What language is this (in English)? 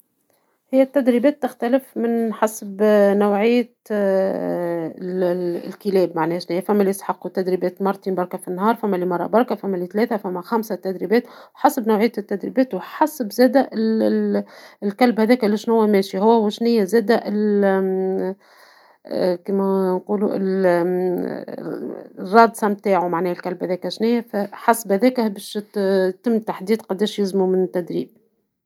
Tunisian Arabic